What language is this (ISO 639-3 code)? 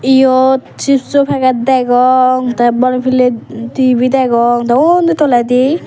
ccp